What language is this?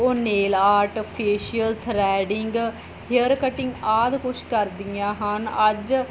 Punjabi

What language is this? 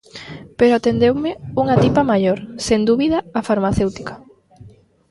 Galician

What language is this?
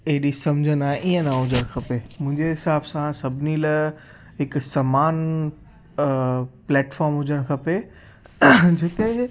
Sindhi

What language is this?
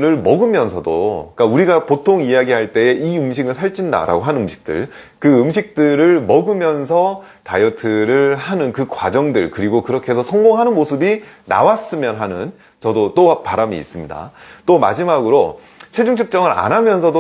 Korean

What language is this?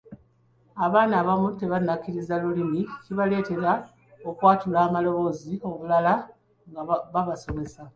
Ganda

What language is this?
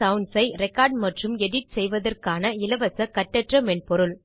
Tamil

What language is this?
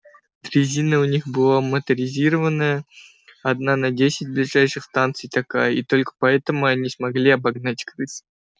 Russian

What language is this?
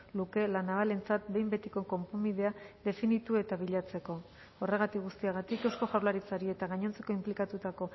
Basque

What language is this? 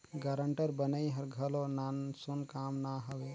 Chhattisgarhi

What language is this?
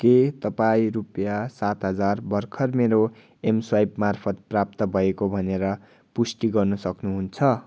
Nepali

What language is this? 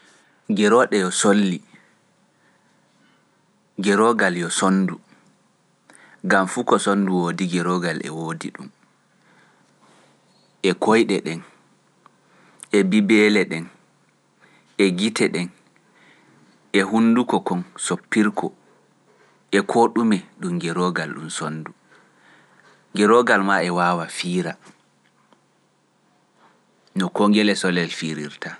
Pular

